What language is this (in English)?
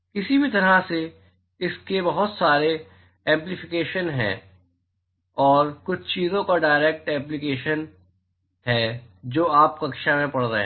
Hindi